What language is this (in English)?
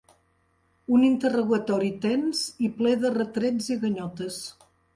Catalan